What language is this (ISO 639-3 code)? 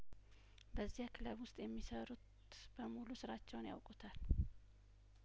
amh